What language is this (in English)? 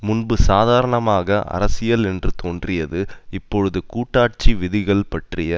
Tamil